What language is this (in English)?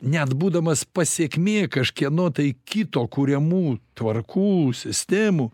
Lithuanian